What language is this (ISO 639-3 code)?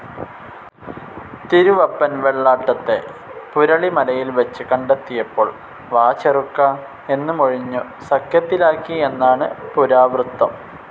mal